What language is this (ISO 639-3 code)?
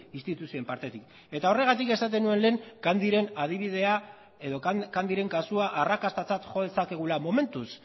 eus